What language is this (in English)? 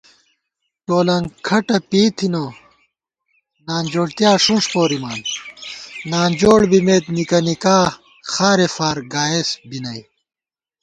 Gawar-Bati